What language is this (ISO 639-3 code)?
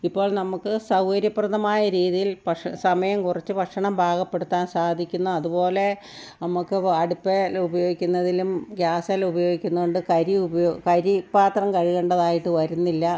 mal